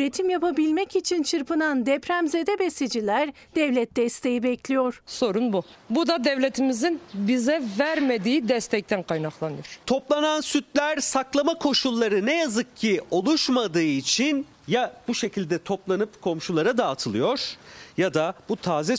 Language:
Turkish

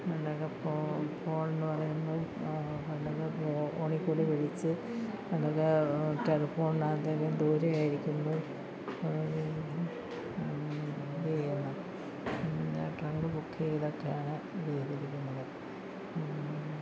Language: Malayalam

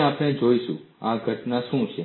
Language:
Gujarati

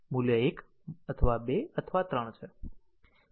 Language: Gujarati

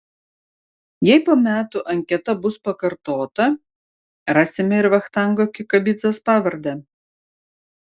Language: Lithuanian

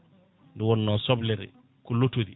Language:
Fula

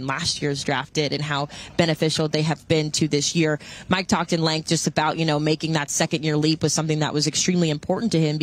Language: English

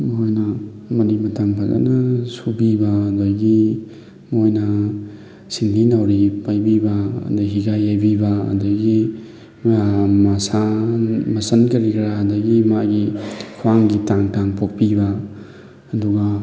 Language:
Manipuri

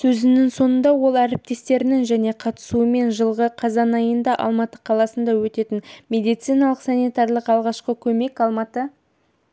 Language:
Kazakh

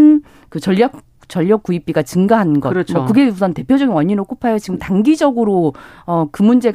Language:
Korean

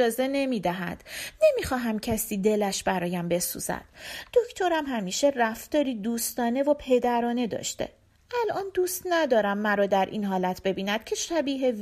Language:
Persian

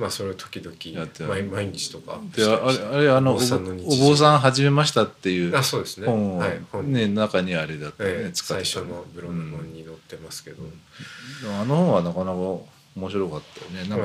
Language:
Japanese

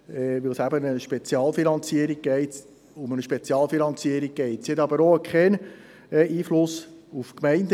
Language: Swiss German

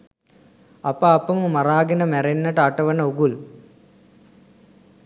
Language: Sinhala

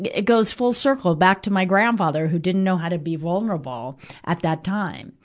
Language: English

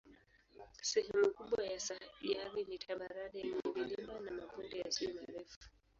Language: Swahili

